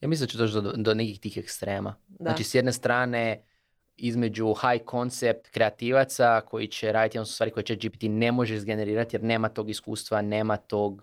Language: Croatian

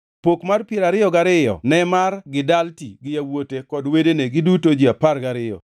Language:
Luo (Kenya and Tanzania)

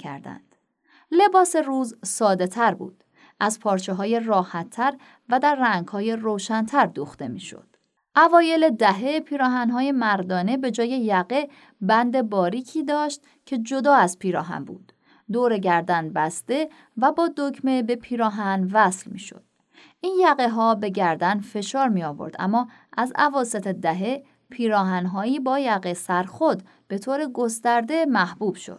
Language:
Persian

